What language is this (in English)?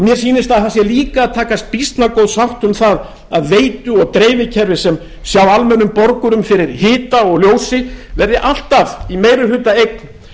Icelandic